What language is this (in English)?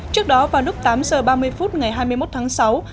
Vietnamese